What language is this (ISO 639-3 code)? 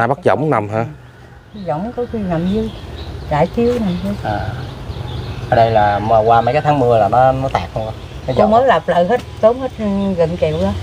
vie